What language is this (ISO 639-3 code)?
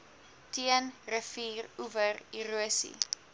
afr